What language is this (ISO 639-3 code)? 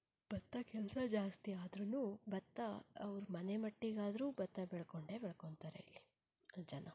kan